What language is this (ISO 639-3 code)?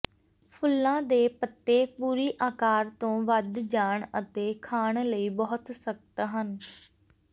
pan